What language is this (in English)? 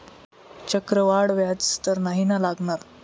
Marathi